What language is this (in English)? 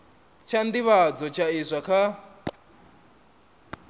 Venda